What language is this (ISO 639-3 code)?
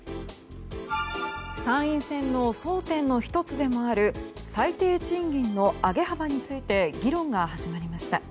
jpn